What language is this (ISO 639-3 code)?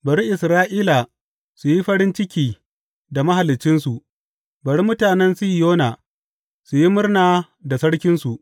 hau